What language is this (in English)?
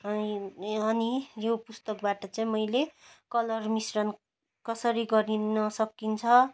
Nepali